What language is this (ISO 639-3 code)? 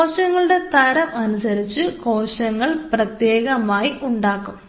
mal